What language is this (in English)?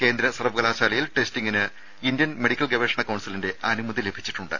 Malayalam